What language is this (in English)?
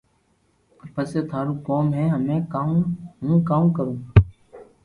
Loarki